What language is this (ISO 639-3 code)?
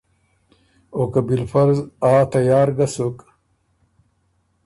oru